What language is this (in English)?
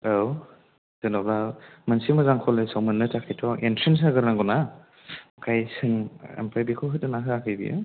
Bodo